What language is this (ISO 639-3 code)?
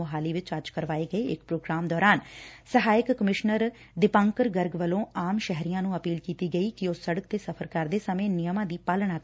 pan